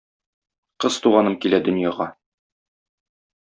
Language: Tatar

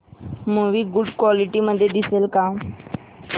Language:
Marathi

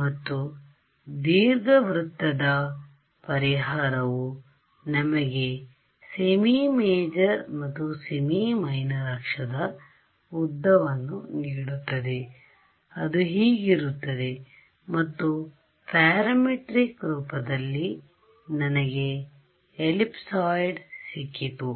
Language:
Kannada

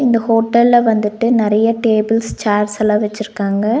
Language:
Tamil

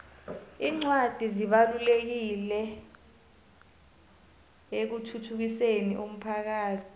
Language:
South Ndebele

